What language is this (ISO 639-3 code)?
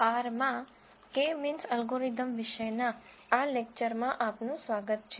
guj